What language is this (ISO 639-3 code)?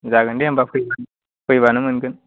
brx